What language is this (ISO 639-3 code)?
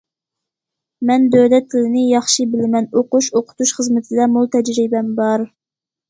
uig